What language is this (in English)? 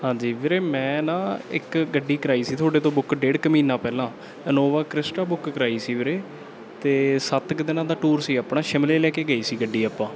Punjabi